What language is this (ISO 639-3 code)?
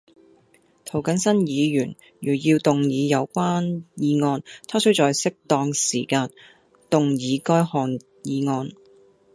yue